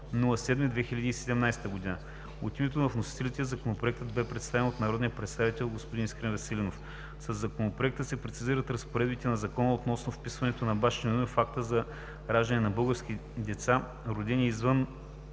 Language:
Bulgarian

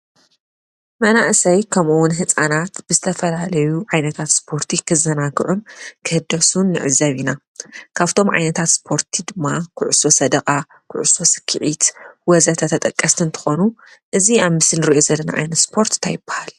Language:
Tigrinya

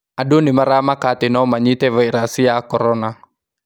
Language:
Kikuyu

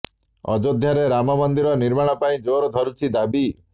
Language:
Odia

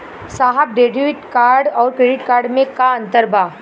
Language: Bhojpuri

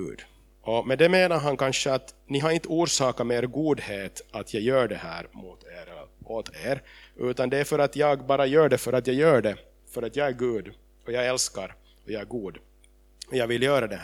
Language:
Swedish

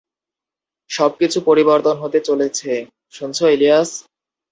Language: Bangla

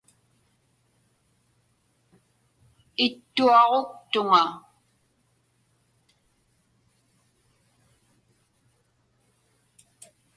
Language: Inupiaq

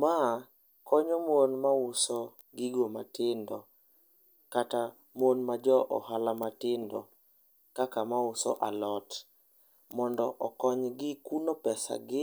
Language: Luo (Kenya and Tanzania)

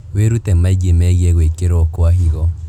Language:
Kikuyu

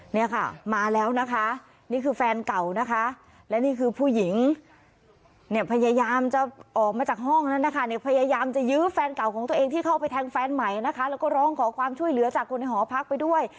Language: Thai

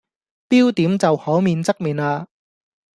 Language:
Cantonese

